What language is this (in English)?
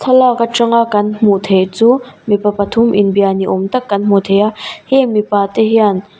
Mizo